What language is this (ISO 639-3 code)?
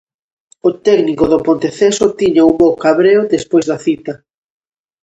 glg